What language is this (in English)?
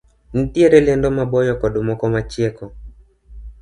Luo (Kenya and Tanzania)